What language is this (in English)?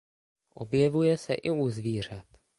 Czech